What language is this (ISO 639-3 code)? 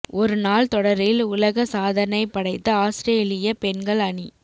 tam